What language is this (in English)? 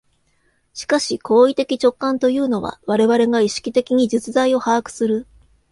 Japanese